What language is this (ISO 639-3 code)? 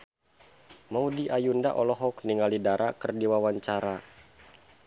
sun